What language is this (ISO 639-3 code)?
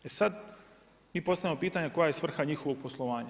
hrv